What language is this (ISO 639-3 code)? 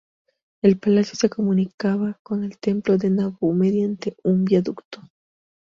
spa